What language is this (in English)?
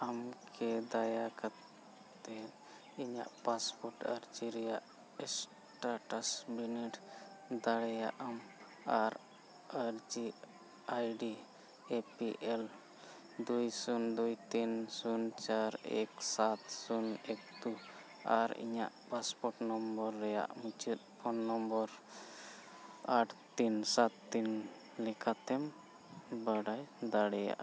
Santali